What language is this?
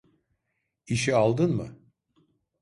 Turkish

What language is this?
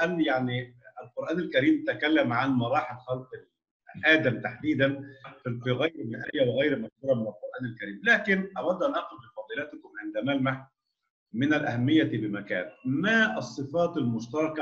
Arabic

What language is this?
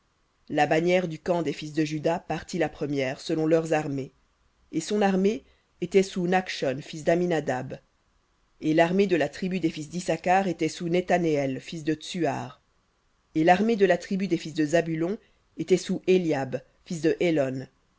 French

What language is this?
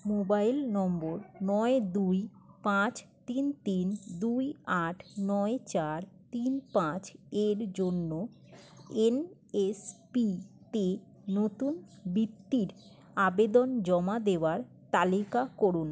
Bangla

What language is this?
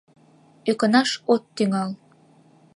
Mari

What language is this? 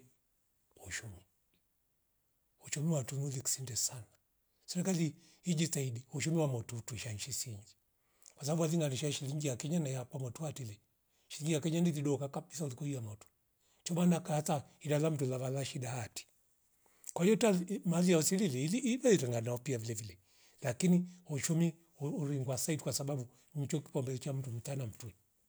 Rombo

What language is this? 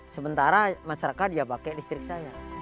Indonesian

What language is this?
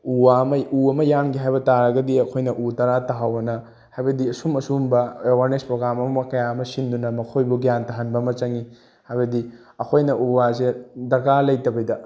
Manipuri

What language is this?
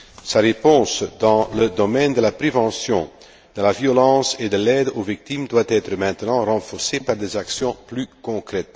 French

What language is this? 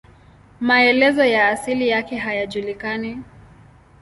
Swahili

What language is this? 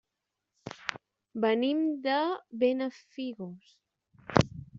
Catalan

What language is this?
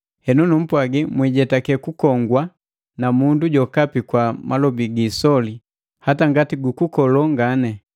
Matengo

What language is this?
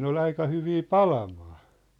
Finnish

